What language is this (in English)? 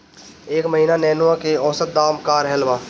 Bhojpuri